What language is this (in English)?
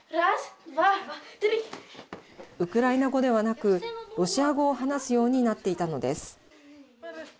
Japanese